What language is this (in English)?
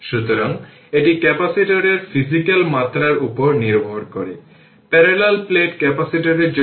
Bangla